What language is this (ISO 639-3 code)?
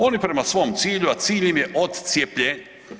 hrv